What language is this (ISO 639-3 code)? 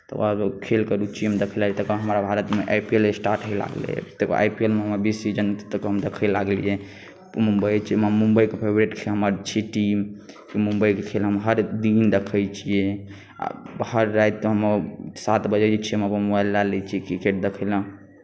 mai